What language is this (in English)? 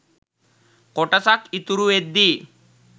Sinhala